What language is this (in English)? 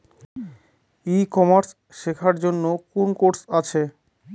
Bangla